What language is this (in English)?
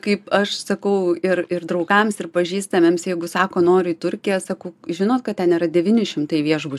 Lithuanian